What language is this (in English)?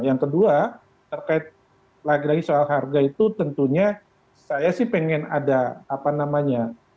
Indonesian